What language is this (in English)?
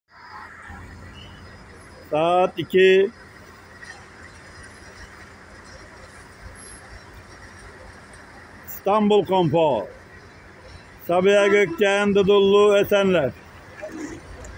Turkish